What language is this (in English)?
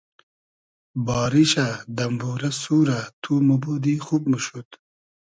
Hazaragi